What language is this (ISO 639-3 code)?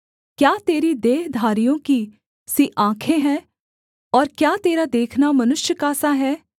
hin